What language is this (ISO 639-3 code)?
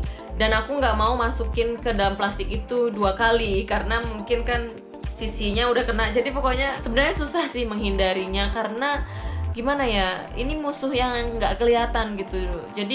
ind